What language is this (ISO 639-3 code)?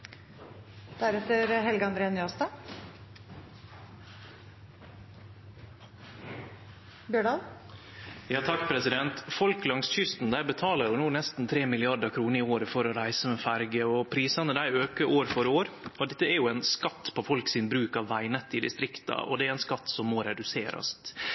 nno